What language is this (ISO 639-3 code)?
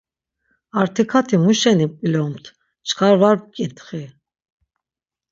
lzz